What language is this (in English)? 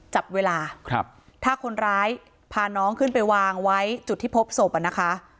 Thai